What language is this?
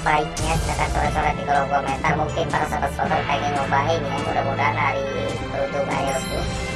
Indonesian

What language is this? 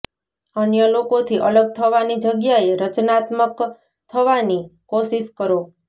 Gujarati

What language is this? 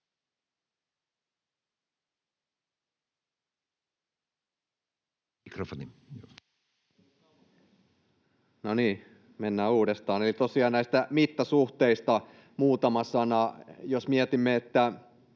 Finnish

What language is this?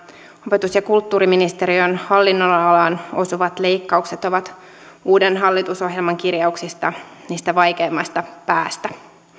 Finnish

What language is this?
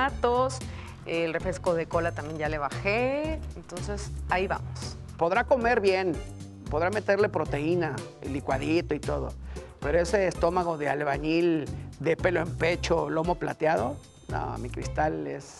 Spanish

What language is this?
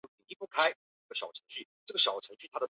Chinese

